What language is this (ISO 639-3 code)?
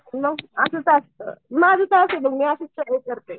mar